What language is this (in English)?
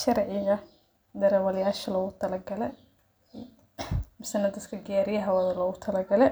Somali